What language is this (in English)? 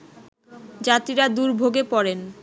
Bangla